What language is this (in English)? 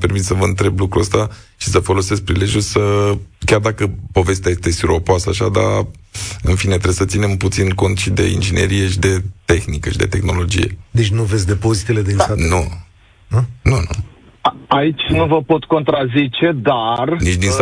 Romanian